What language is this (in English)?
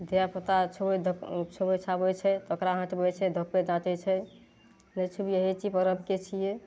Maithili